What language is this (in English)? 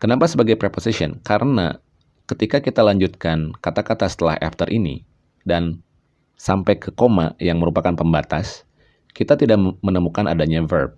Indonesian